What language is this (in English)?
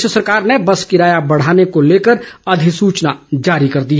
Hindi